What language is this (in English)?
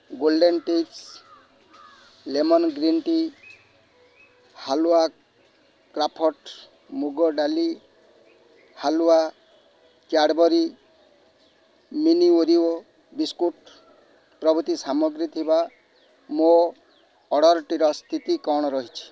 Odia